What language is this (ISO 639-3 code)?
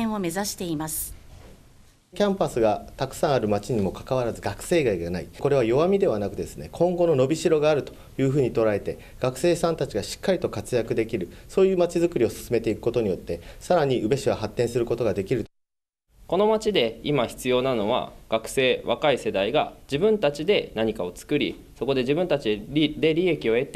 jpn